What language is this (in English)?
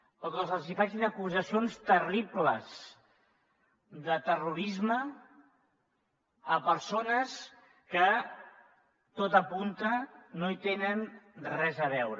Catalan